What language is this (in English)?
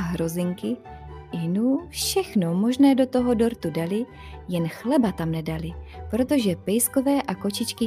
Czech